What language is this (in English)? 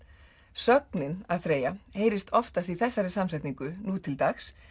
Icelandic